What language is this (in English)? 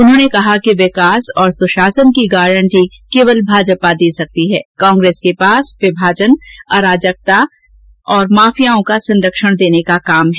Hindi